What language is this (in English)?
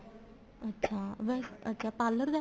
Punjabi